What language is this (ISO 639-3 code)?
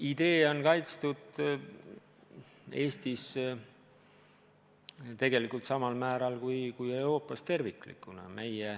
est